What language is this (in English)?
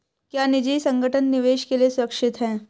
Hindi